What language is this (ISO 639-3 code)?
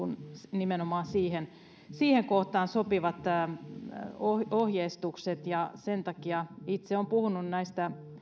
fin